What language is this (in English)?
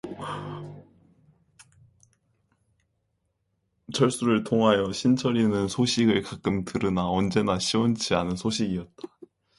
Korean